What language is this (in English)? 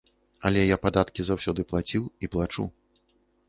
Belarusian